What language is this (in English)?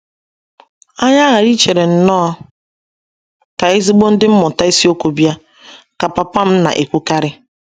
Igbo